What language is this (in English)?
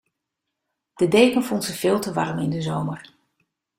Dutch